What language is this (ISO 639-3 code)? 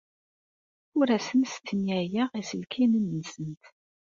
kab